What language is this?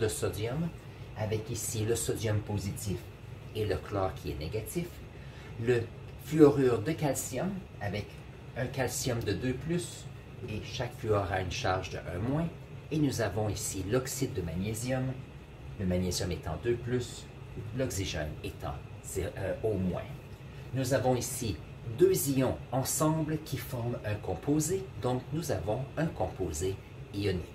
French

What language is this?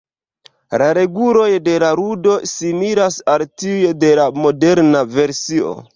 Esperanto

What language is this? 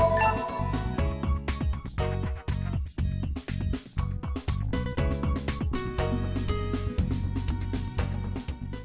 Vietnamese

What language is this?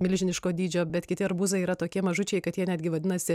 Lithuanian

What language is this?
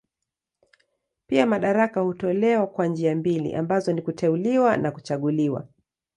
Swahili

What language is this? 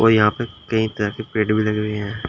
Hindi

